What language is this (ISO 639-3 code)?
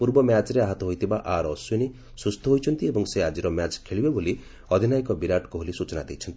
ori